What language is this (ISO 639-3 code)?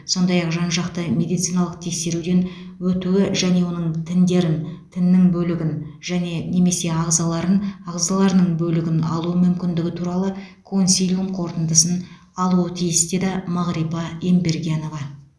kaz